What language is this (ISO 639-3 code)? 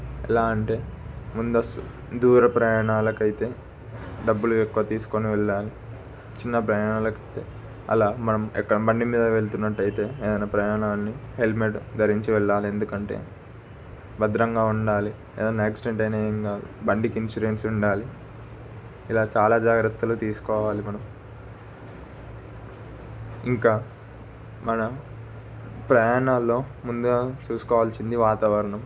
tel